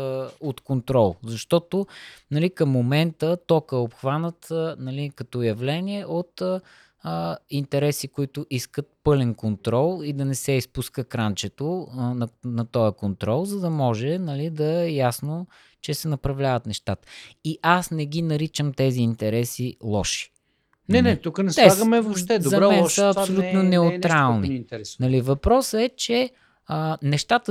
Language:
Bulgarian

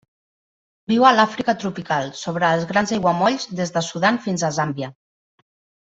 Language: Catalan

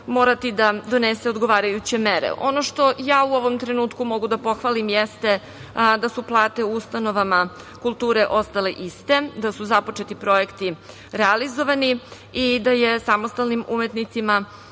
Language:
Serbian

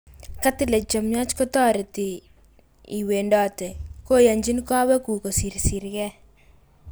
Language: Kalenjin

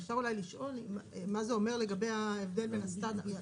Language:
Hebrew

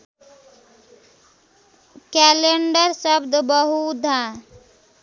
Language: Nepali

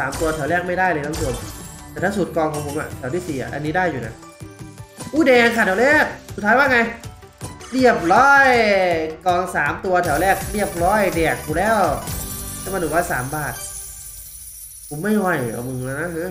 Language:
Thai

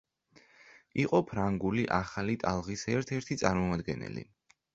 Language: Georgian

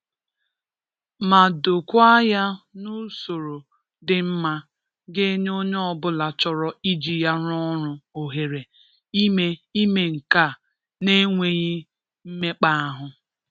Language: Igbo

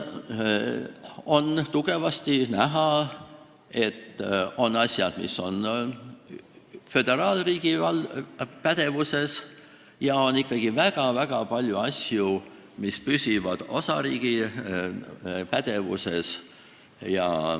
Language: Estonian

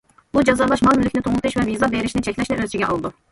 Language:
Uyghur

